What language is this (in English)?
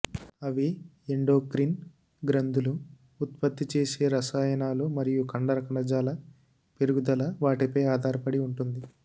Telugu